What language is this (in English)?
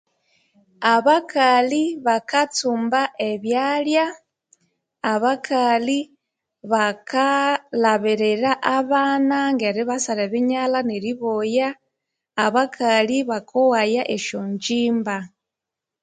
Konzo